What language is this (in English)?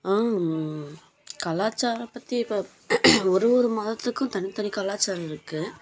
Tamil